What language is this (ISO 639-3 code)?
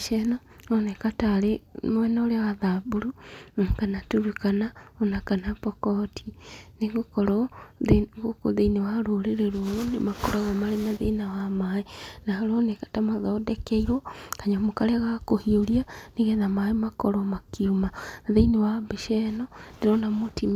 kik